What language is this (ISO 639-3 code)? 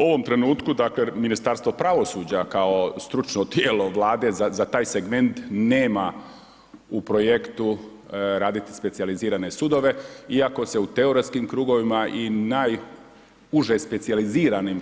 hrv